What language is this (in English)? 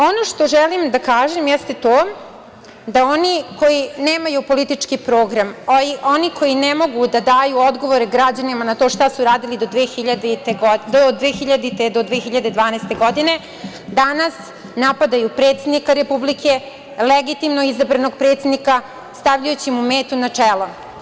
Serbian